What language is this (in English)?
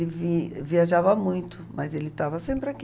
Portuguese